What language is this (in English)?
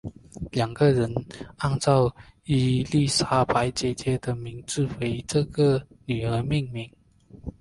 Chinese